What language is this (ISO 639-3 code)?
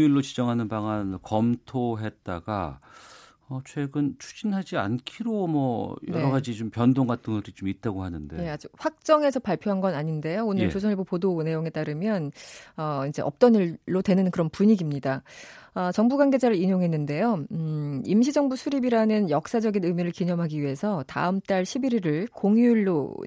kor